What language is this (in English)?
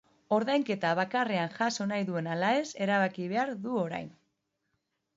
Basque